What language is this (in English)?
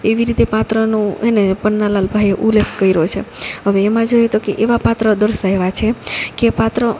Gujarati